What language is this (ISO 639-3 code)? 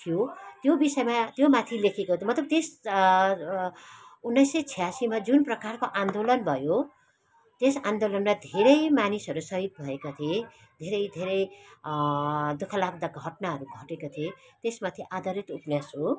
nep